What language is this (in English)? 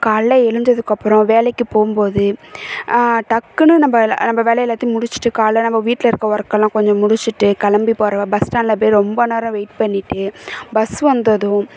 Tamil